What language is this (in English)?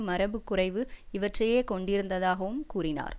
Tamil